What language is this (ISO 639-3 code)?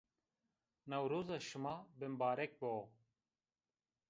zza